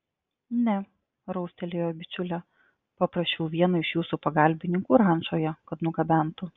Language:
Lithuanian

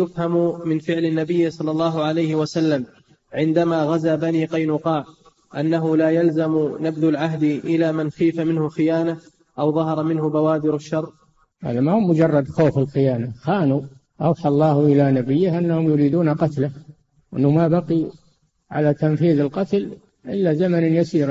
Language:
Arabic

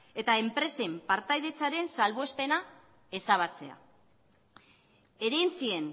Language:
Basque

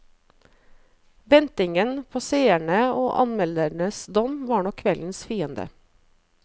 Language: Norwegian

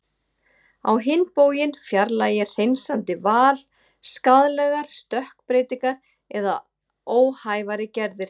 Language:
Icelandic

